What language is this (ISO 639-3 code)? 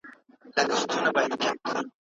pus